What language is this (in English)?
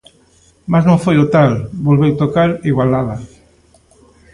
Galician